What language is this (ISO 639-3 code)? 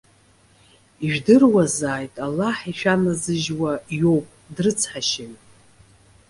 abk